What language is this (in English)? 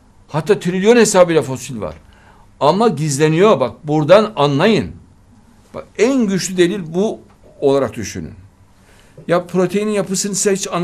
Turkish